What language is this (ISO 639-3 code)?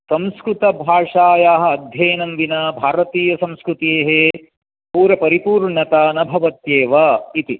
san